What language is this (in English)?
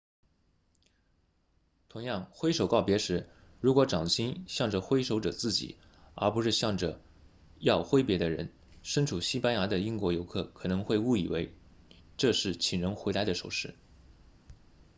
Chinese